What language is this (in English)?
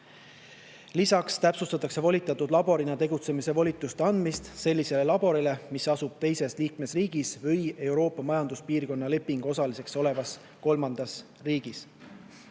Estonian